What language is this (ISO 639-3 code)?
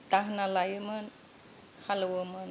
brx